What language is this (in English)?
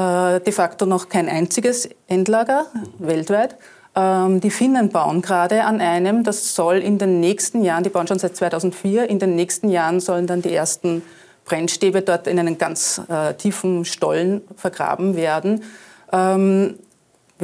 German